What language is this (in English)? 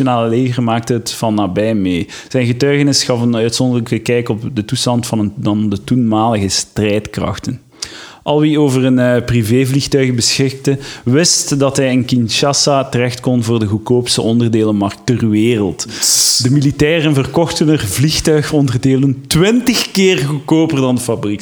Dutch